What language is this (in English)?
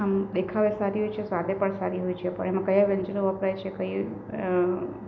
Gujarati